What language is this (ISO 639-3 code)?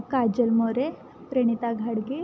mar